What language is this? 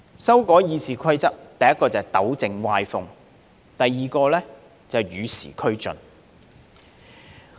Cantonese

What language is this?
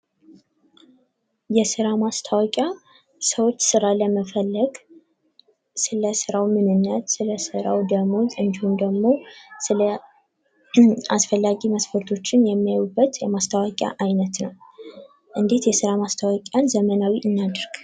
Amharic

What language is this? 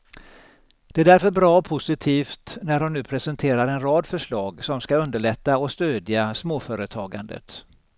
Swedish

